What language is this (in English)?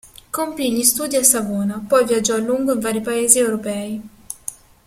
Italian